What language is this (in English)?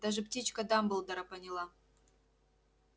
Russian